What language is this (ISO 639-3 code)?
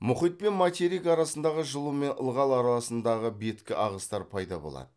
kaz